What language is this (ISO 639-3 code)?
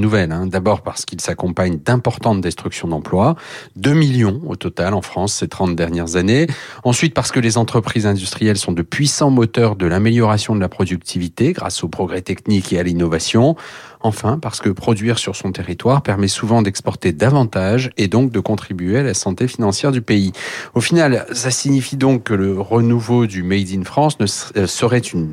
fra